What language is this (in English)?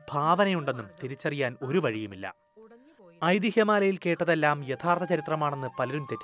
Malayalam